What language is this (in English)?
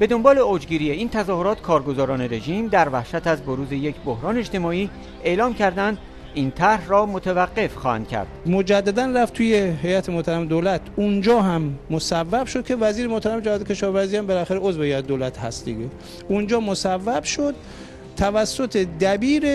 Persian